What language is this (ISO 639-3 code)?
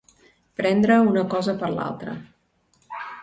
cat